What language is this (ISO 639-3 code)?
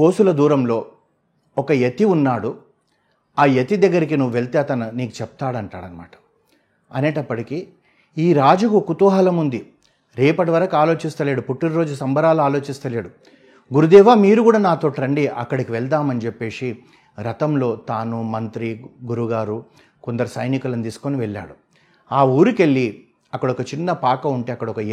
tel